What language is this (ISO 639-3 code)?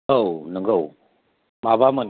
brx